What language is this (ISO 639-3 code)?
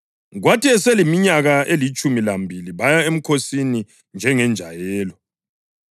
nde